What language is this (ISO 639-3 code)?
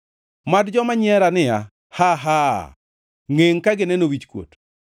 luo